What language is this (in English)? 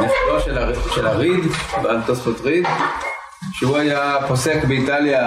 Hebrew